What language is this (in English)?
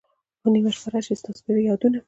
Pashto